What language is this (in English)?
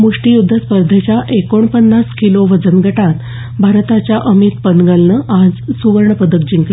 Marathi